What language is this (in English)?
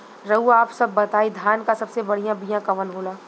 Bhojpuri